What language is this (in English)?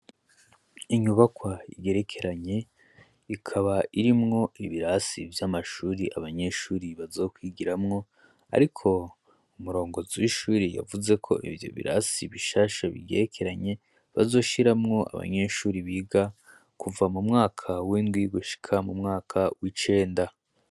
Rundi